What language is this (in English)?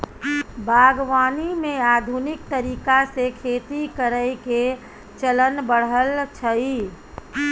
Maithili